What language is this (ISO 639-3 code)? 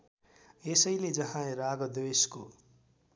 nep